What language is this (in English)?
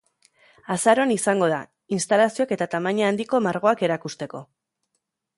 Basque